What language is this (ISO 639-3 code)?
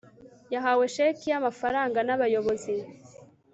kin